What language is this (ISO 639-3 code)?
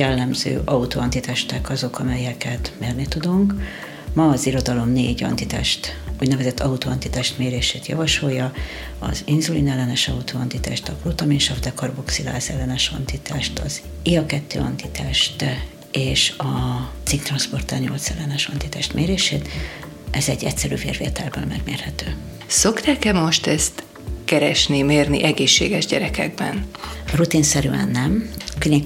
hun